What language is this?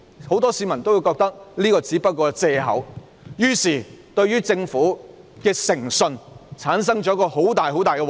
Cantonese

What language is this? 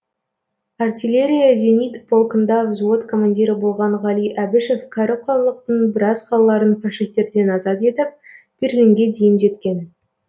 Kazakh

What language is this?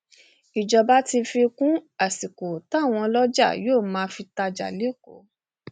Yoruba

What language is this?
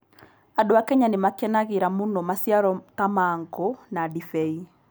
Kikuyu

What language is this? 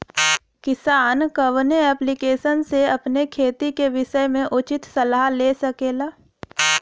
Bhojpuri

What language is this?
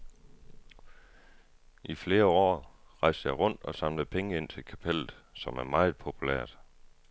Danish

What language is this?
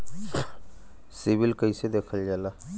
Bhojpuri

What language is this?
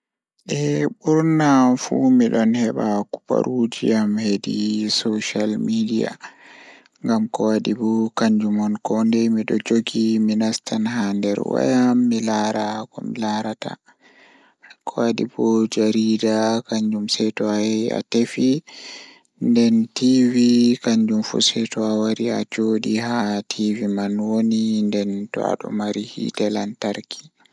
Fula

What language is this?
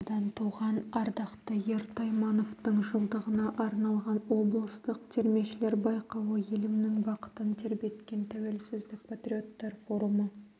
Kazakh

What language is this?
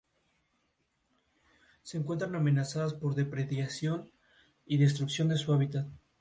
Spanish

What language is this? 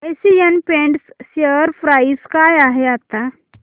Marathi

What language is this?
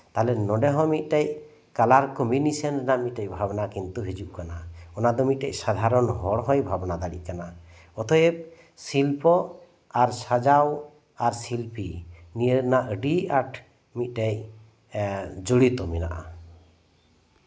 Santali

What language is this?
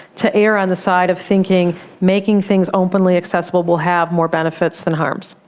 English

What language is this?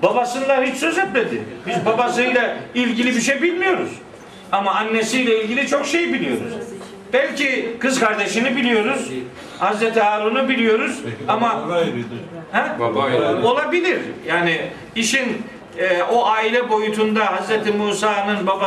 Turkish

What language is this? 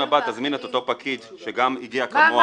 Hebrew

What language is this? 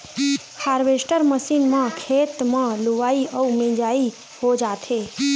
Chhattisgarhi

